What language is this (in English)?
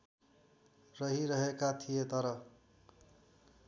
Nepali